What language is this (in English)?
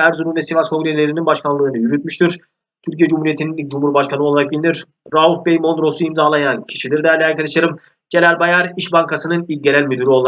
Turkish